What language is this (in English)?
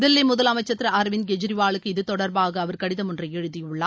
Tamil